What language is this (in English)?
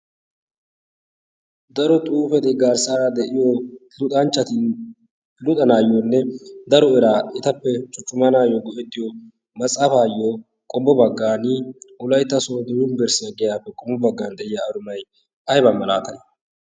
Wolaytta